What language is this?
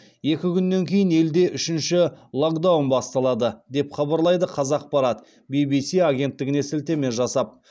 Kazakh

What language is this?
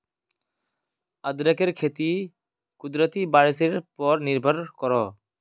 Magahi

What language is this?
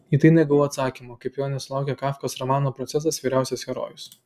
Lithuanian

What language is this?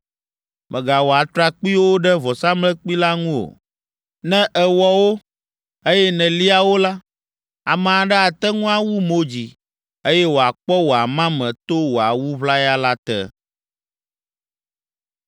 Ewe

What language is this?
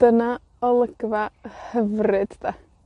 Welsh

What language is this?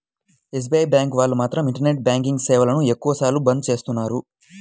Telugu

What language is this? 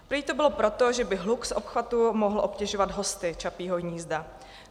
Czech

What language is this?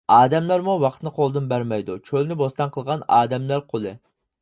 Uyghur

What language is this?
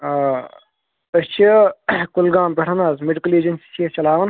Kashmiri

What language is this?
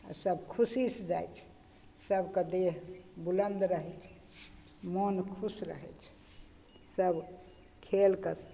Maithili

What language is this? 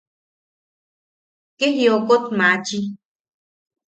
Yaqui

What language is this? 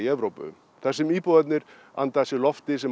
Icelandic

